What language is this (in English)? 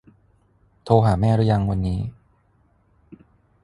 Thai